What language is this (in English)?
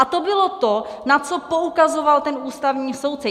Czech